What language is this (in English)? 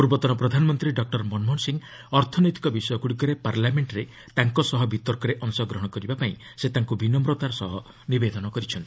Odia